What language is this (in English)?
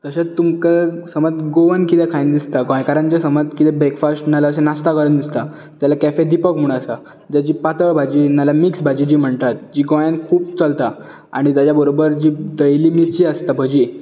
Konkani